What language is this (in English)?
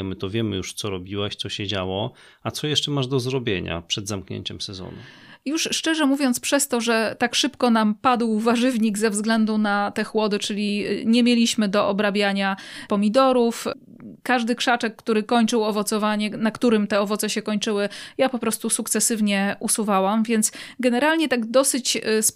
Polish